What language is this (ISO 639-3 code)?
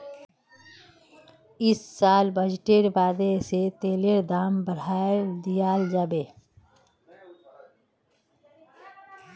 mag